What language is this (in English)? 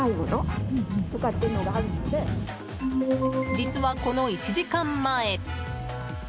Japanese